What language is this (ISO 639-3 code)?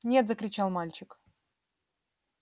rus